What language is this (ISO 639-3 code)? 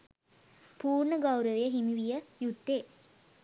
sin